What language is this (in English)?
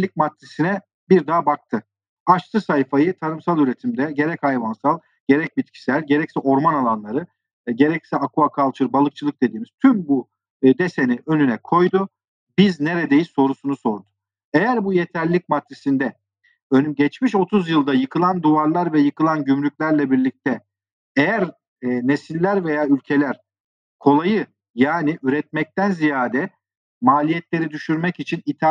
Turkish